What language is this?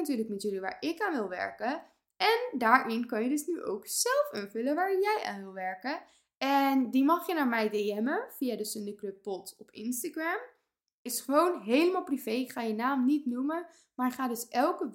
Dutch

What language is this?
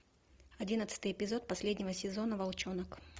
Russian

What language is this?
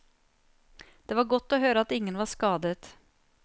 Norwegian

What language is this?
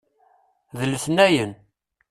Kabyle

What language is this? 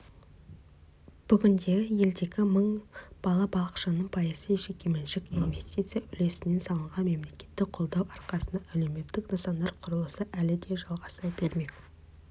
Kazakh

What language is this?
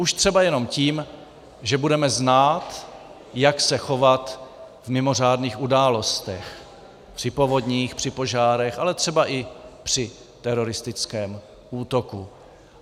Czech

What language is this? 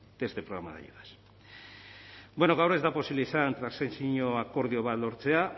Basque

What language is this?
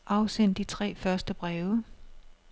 Danish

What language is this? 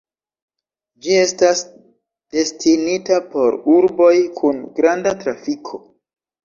Esperanto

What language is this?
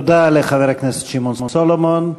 Hebrew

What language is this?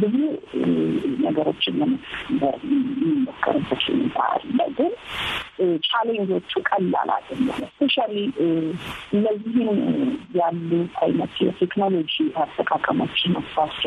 Amharic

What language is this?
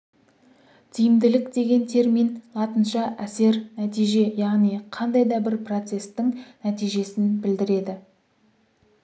Kazakh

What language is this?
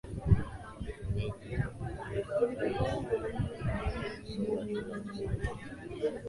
Swahili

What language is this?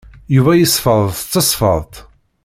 Kabyle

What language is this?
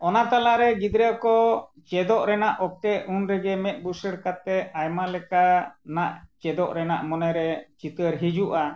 Santali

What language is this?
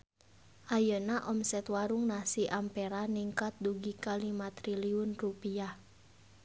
Sundanese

